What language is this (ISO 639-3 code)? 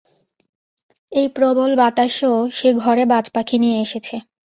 ben